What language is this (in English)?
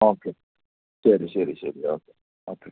Malayalam